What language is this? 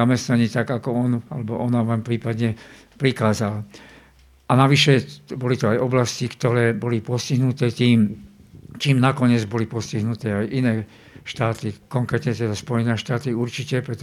Slovak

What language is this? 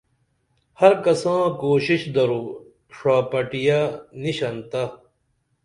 Dameli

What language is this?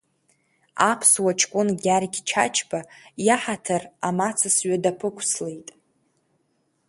Abkhazian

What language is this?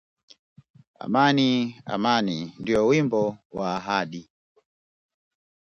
Swahili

